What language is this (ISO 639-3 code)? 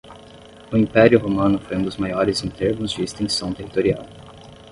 por